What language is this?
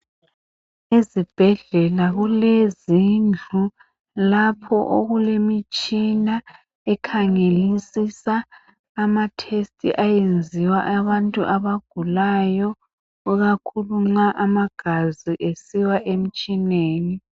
North Ndebele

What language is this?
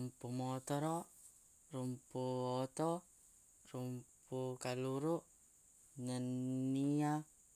Buginese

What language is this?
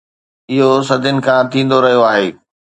Sindhi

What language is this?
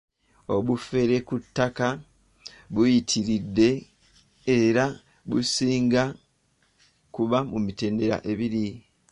Ganda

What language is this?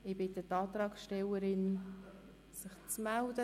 Swiss German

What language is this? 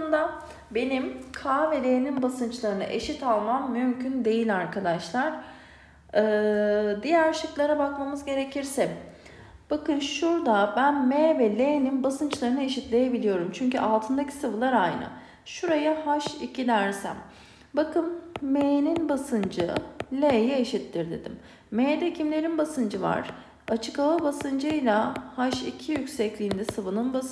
Turkish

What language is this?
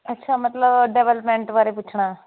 Punjabi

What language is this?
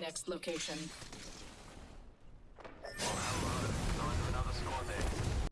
English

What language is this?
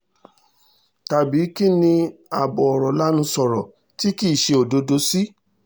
Yoruba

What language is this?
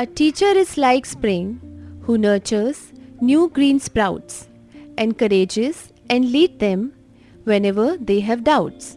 English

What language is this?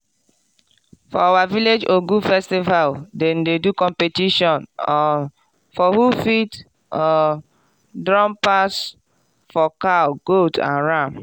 Nigerian Pidgin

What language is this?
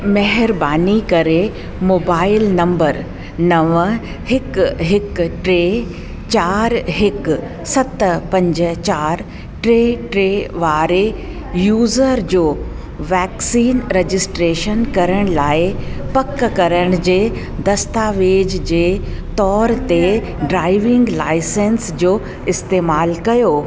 Sindhi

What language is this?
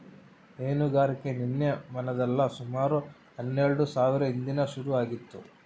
Kannada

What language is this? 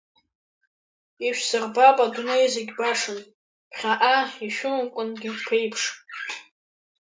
Abkhazian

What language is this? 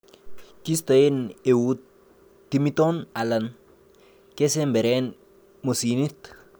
Kalenjin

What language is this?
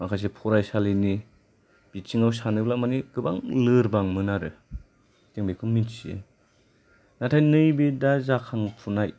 Bodo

